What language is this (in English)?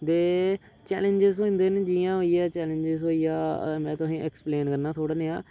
Dogri